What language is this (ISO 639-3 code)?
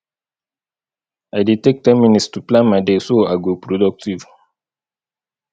pcm